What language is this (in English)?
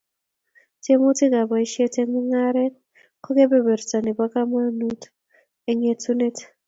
Kalenjin